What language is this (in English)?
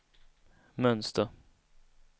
Swedish